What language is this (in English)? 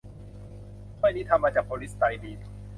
Thai